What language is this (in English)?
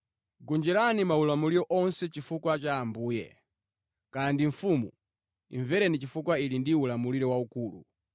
Nyanja